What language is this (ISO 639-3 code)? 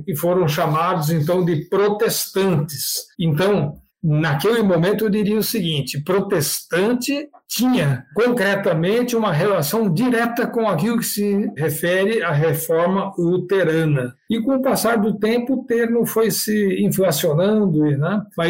por